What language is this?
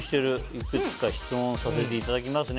Japanese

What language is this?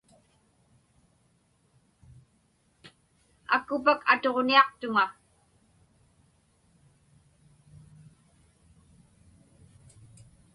Inupiaq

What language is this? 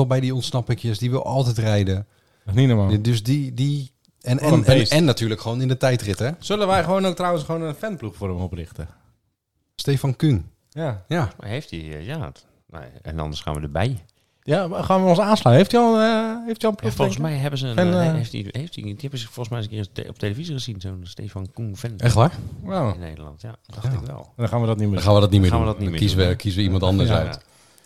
Dutch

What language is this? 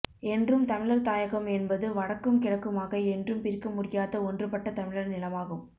Tamil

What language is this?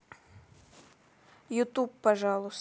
Russian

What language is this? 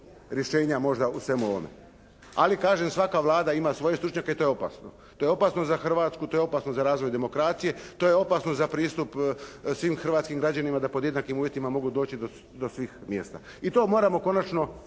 Croatian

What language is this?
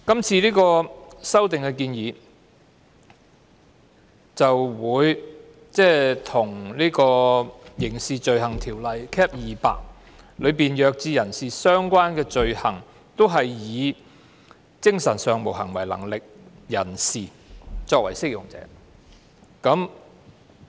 Cantonese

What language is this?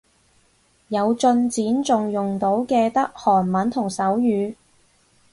Cantonese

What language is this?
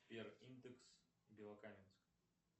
Russian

